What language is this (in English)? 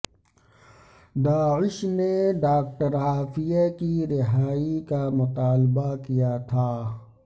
Urdu